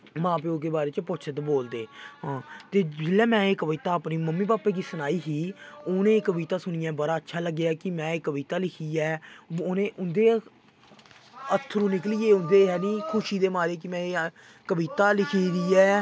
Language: Dogri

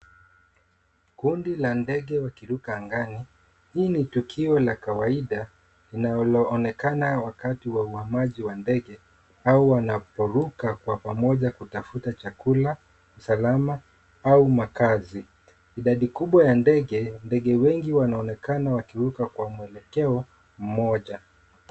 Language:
Swahili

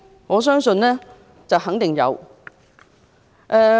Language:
Cantonese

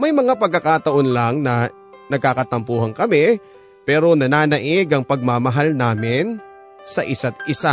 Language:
Filipino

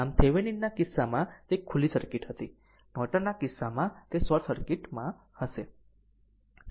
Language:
Gujarati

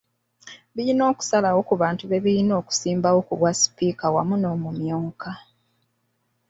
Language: Ganda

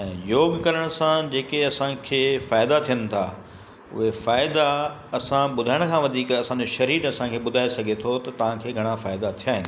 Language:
Sindhi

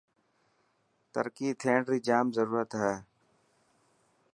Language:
Dhatki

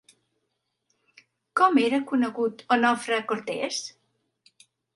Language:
Catalan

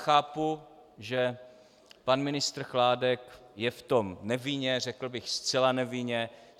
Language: Czech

